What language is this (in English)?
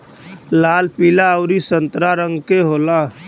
Bhojpuri